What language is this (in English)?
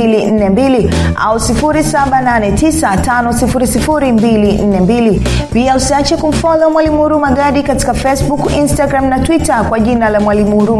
Swahili